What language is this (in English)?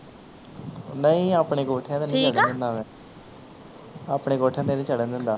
Punjabi